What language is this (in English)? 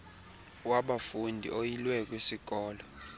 Xhosa